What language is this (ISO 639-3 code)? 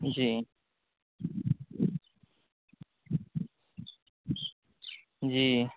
urd